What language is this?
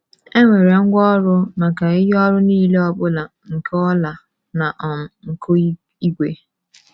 Igbo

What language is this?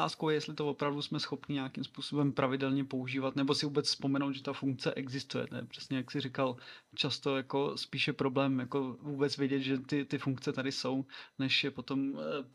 Czech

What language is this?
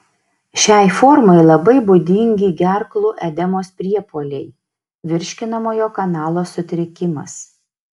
Lithuanian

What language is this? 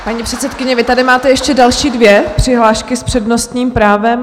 Czech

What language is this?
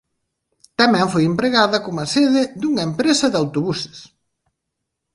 Galician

